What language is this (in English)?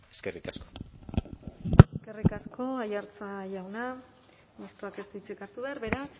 Basque